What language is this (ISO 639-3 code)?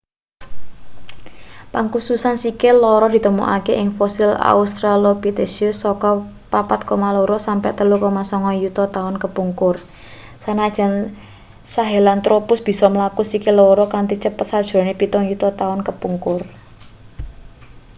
jav